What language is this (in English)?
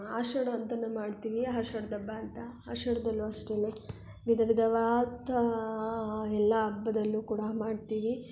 Kannada